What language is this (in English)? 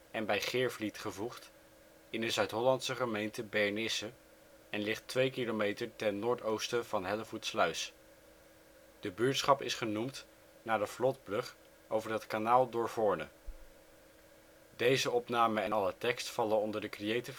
Dutch